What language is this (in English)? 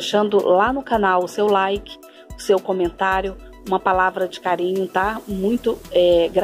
Portuguese